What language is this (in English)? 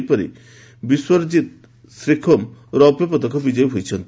Odia